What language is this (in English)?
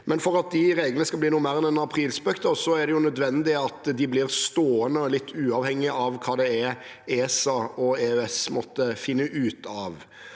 Norwegian